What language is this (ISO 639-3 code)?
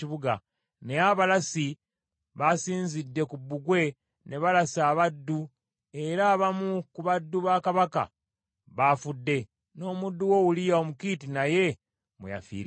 lug